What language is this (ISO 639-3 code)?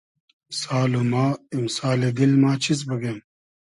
haz